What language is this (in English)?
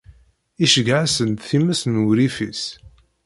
Kabyle